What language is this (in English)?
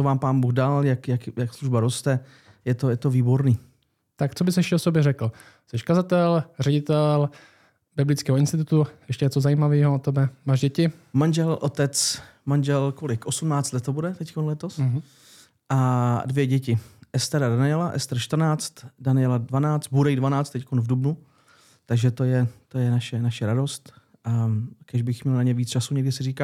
Czech